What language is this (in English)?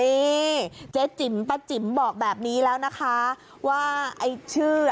Thai